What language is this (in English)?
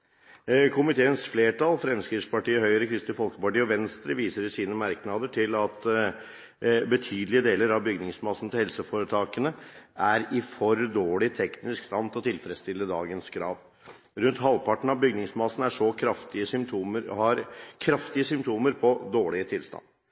Norwegian Bokmål